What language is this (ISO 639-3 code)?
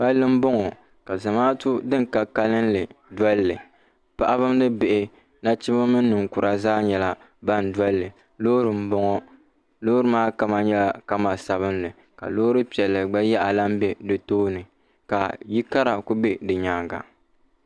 dag